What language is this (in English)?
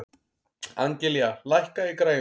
Icelandic